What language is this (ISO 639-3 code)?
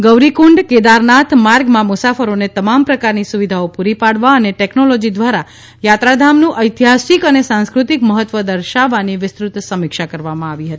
guj